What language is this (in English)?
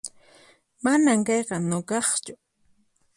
Puno Quechua